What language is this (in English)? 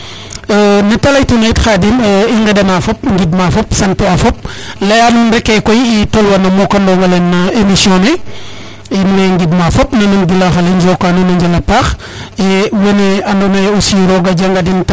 Serer